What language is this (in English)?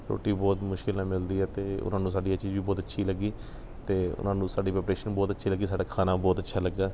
Punjabi